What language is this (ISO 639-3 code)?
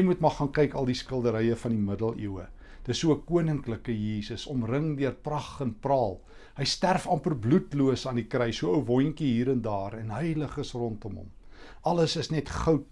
nld